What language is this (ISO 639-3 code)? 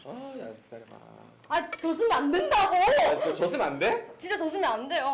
kor